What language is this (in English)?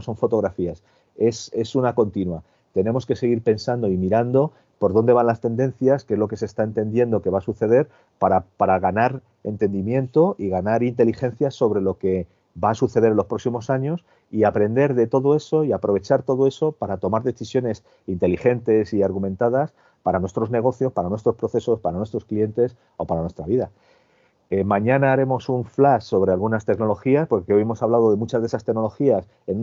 Spanish